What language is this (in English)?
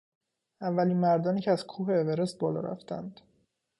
Persian